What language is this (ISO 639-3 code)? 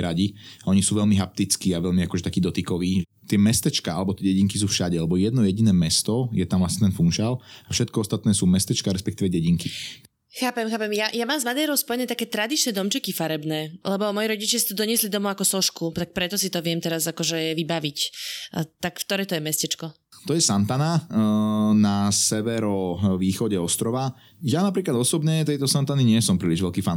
slk